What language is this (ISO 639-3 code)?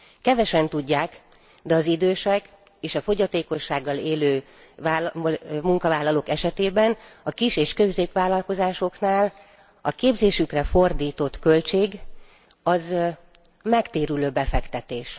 hun